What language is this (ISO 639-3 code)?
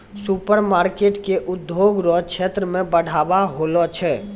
mai